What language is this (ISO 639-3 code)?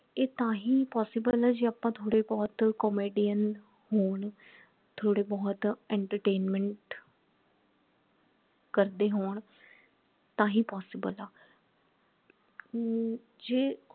pan